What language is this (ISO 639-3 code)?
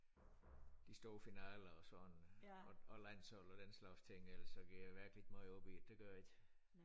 dan